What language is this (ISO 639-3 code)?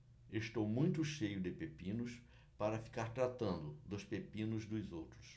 por